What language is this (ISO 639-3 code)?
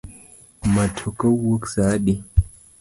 luo